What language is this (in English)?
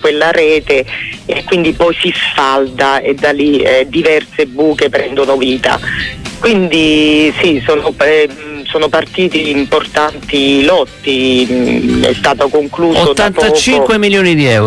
Italian